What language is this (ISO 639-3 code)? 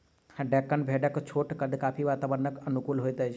mai